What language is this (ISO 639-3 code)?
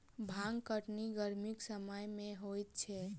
mai